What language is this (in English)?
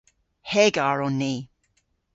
Cornish